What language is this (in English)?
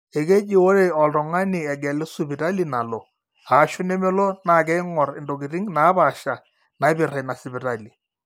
Masai